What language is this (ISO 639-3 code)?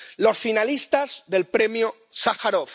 spa